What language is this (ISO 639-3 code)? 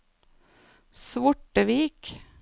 nor